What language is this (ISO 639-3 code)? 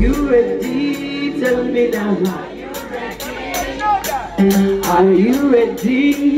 eng